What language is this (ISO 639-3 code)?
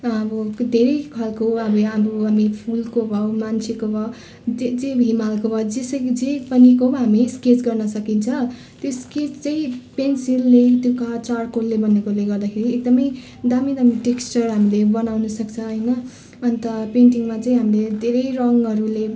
nep